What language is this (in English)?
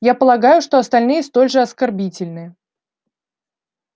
Russian